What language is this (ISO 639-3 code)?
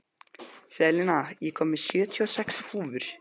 isl